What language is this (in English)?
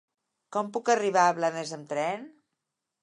Catalan